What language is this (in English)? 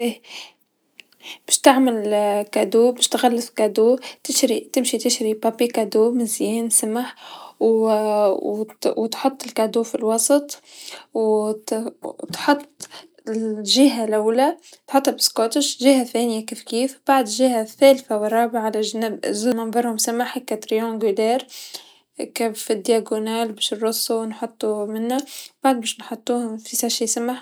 Tunisian Arabic